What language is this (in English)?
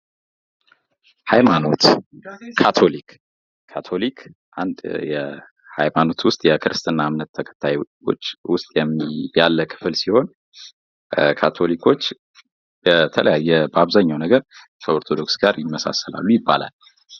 Amharic